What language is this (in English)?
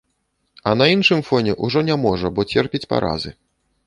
Belarusian